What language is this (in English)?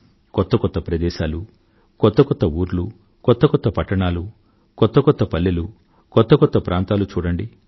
Telugu